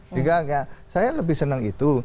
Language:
Indonesian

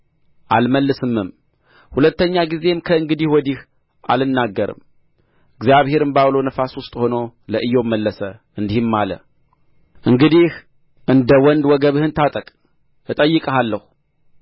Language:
Amharic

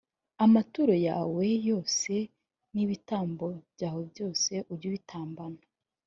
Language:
Kinyarwanda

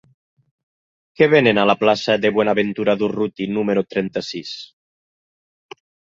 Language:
Catalan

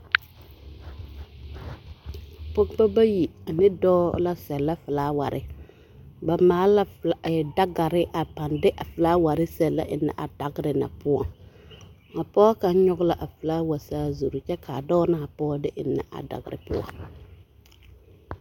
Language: Southern Dagaare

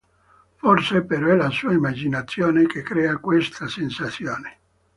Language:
Italian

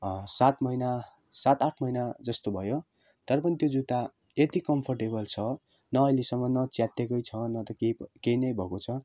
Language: Nepali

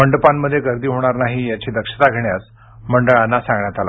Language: Marathi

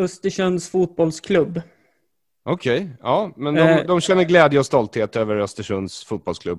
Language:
Swedish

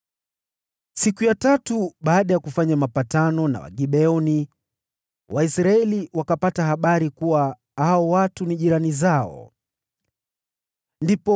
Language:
Swahili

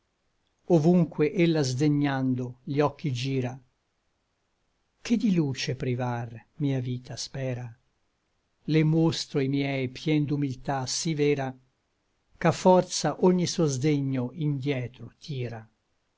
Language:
Italian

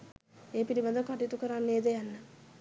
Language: Sinhala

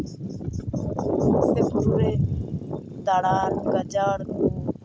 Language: Santali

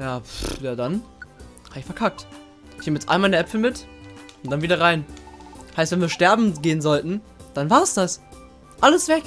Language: German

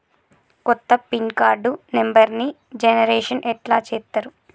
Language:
Telugu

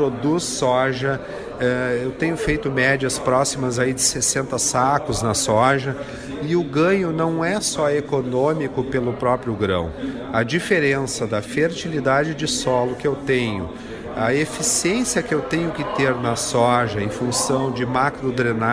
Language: Portuguese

